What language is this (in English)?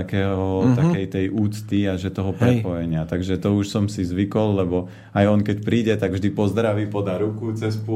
Slovak